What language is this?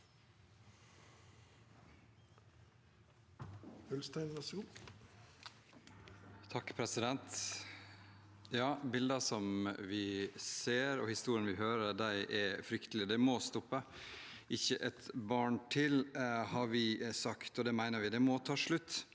Norwegian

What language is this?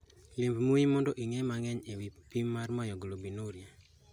Luo (Kenya and Tanzania)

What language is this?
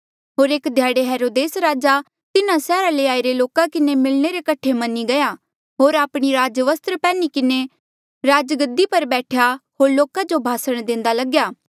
Mandeali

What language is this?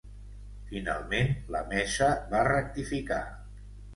Catalan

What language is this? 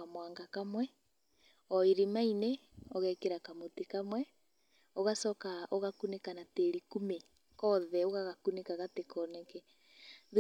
Kikuyu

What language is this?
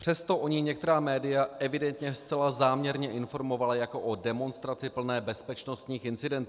Czech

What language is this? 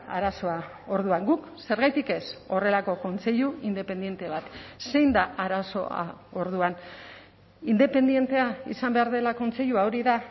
Basque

